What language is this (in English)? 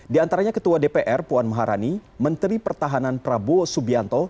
Indonesian